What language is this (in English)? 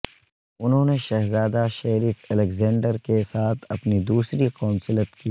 Urdu